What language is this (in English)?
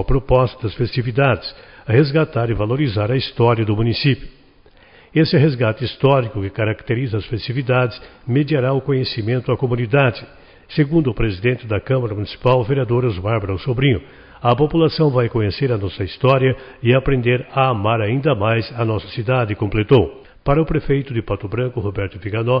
Portuguese